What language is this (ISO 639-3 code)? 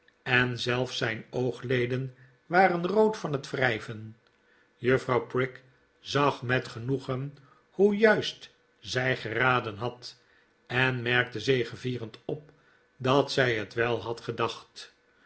nld